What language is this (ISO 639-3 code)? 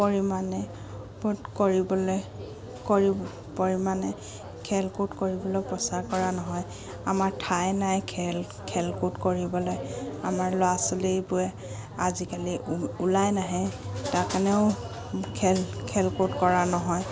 asm